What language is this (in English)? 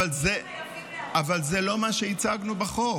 Hebrew